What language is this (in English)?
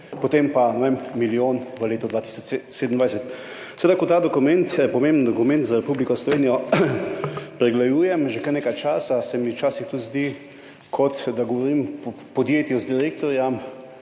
Slovenian